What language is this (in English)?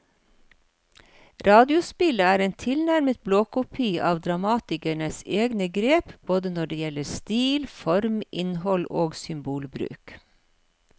Norwegian